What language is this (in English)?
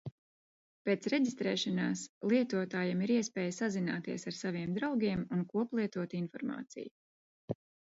Latvian